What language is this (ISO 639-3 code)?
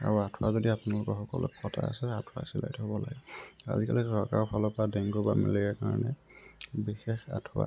asm